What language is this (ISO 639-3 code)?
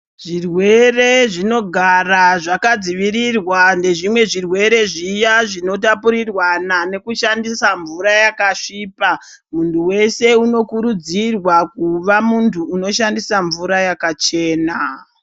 ndc